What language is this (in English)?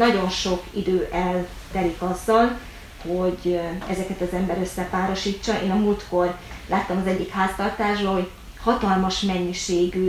Hungarian